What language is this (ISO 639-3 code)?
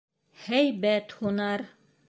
bak